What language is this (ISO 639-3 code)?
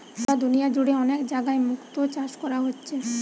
ben